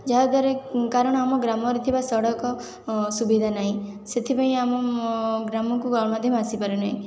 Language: Odia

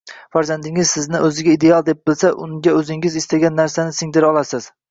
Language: Uzbek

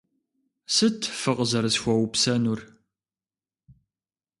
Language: Kabardian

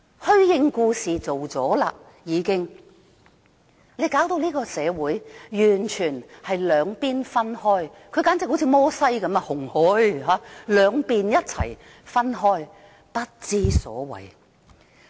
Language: Cantonese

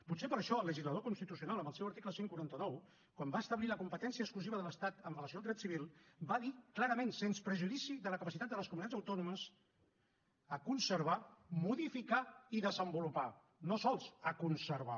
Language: Catalan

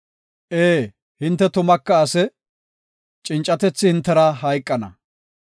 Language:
Gofa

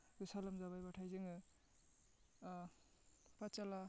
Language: Bodo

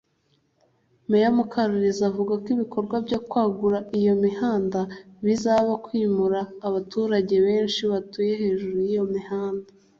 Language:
Kinyarwanda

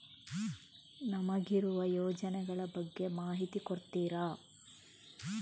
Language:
Kannada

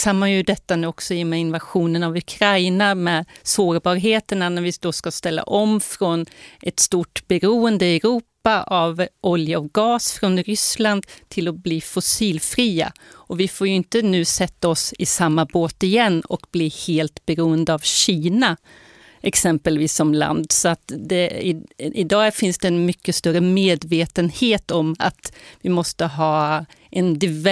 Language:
Swedish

